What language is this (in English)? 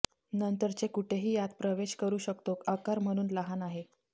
Marathi